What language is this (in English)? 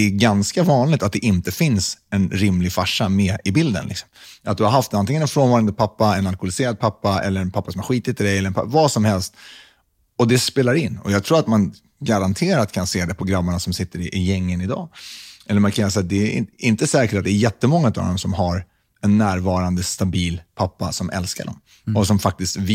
Swedish